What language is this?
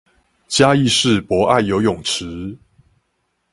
Chinese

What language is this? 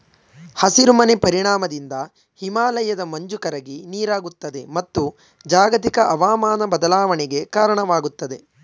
Kannada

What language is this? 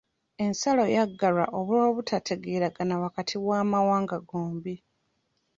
Ganda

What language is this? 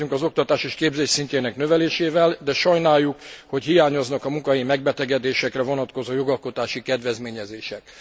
Hungarian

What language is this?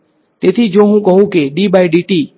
Gujarati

